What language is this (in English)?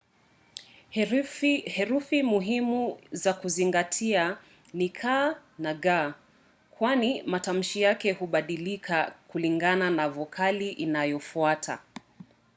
Swahili